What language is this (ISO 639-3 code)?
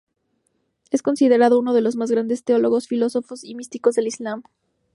spa